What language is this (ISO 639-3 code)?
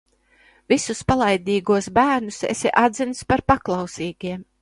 lav